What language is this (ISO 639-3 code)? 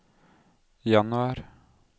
nor